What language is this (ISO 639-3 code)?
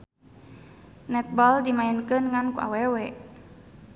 sun